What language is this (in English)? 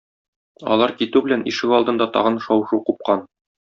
Tatar